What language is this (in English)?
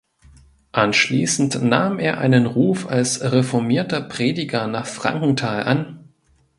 German